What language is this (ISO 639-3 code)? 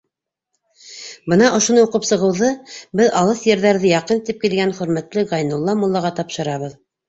bak